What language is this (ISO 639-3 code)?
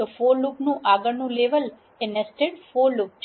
guj